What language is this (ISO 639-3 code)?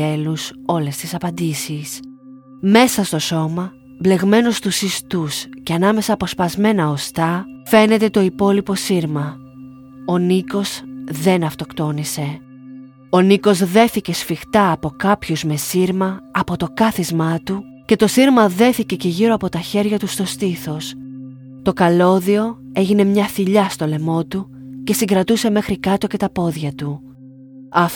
ell